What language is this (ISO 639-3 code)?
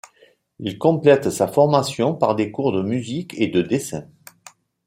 fra